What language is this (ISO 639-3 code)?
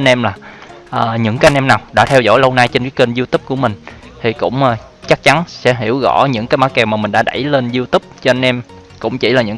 vie